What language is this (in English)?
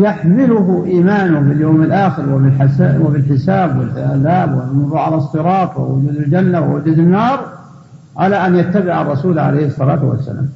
Arabic